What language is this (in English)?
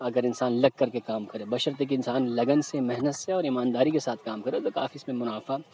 Urdu